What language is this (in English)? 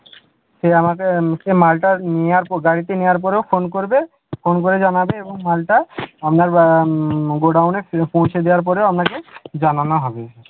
Bangla